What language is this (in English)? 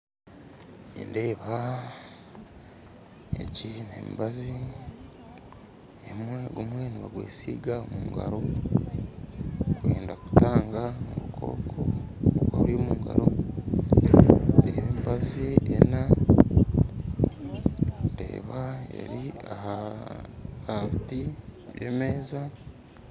Nyankole